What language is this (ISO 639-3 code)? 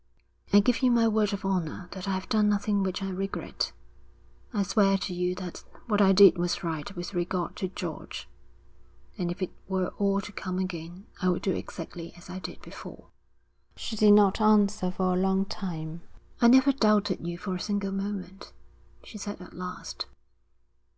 eng